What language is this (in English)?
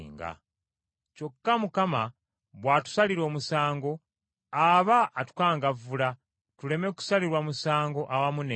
Ganda